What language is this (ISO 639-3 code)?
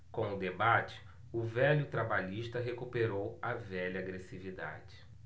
por